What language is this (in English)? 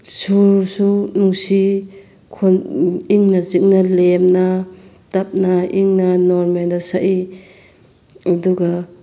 Manipuri